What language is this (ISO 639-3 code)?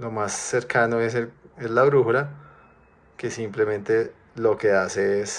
spa